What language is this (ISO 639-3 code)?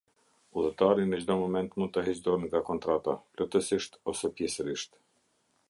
sqi